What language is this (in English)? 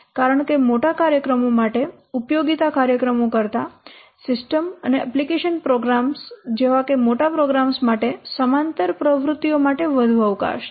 Gujarati